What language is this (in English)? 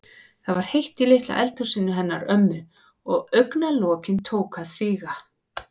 Icelandic